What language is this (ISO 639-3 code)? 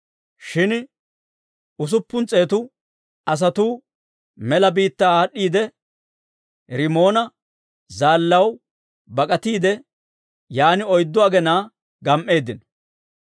dwr